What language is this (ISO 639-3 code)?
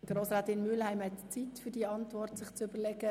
gsw